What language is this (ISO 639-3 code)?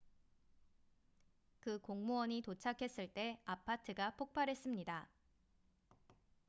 kor